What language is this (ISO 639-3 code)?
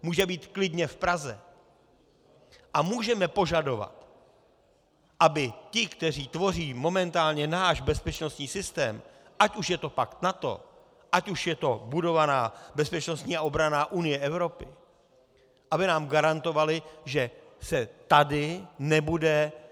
ces